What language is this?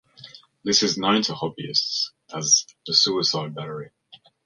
English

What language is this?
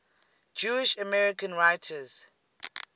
English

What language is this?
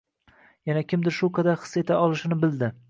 Uzbek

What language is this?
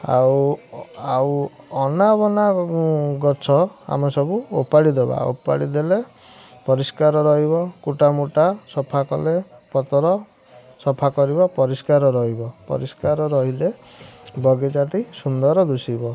Odia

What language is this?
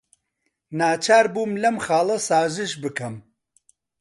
Central Kurdish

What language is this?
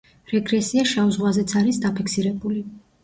Georgian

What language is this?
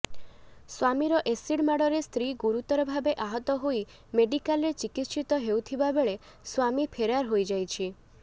Odia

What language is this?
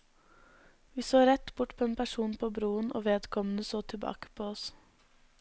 Norwegian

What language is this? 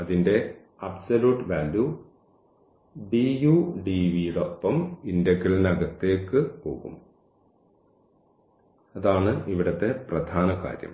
Malayalam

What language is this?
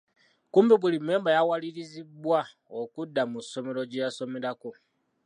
Ganda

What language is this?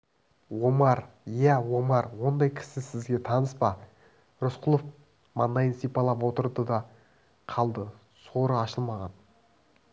Kazakh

